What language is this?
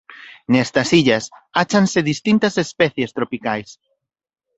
Galician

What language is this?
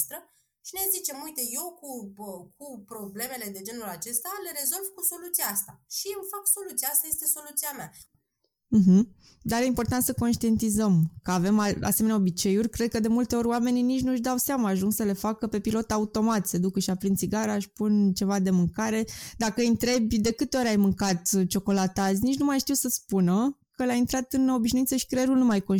Romanian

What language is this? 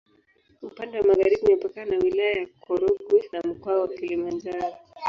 Swahili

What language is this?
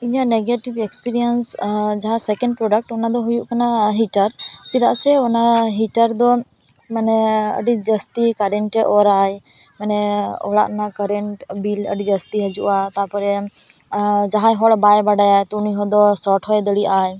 Santali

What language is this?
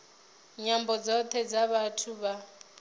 Venda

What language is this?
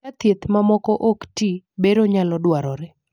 Luo (Kenya and Tanzania)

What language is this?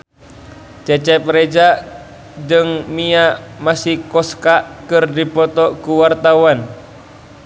Sundanese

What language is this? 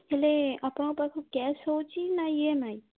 Odia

